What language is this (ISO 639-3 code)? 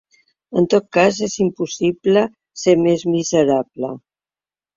cat